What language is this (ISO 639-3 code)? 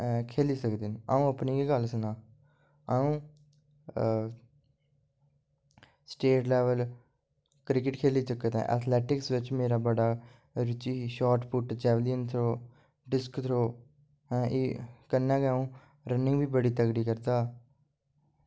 doi